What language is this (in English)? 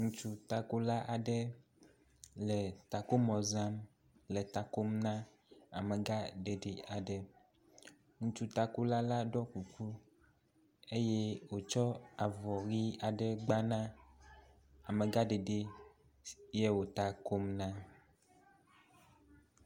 Ewe